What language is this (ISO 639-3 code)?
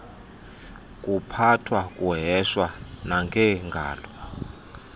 xho